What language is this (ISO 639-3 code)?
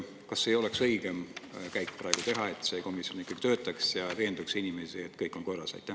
est